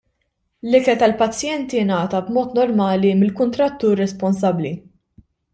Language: Maltese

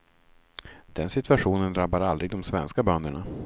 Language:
Swedish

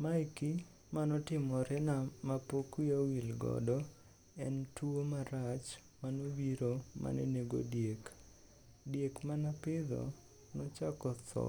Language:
Luo (Kenya and Tanzania)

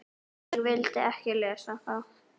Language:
Icelandic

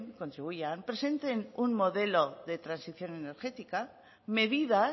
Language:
Spanish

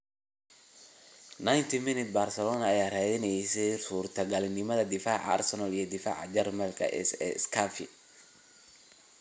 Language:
Somali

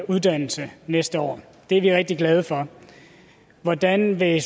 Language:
Danish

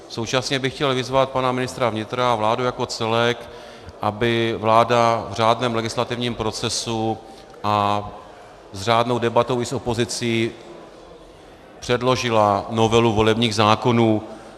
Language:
Czech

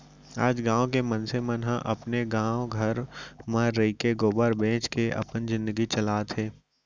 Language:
Chhattisgarhi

